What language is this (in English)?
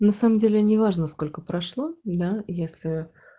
Russian